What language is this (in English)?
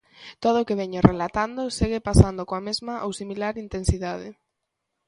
Galician